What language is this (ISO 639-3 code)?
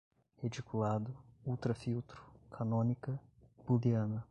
por